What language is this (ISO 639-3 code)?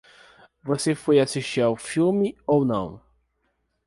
por